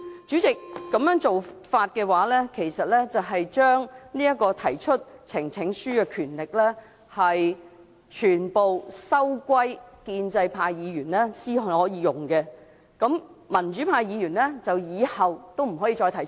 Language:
Cantonese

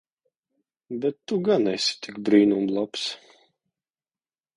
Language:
Latvian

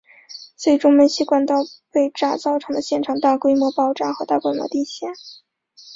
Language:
Chinese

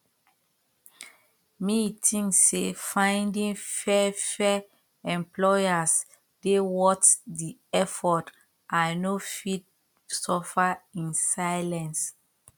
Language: Nigerian Pidgin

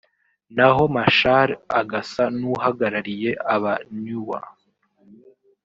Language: Kinyarwanda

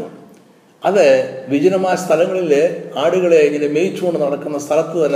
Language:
Malayalam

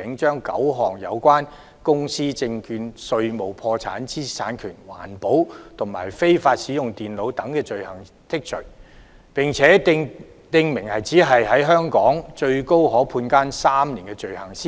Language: Cantonese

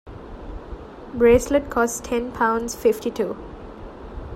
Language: English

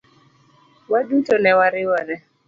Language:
Luo (Kenya and Tanzania)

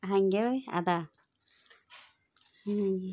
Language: Kannada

